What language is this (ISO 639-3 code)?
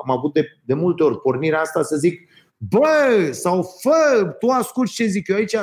ron